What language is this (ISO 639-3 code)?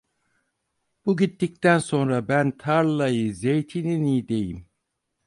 tur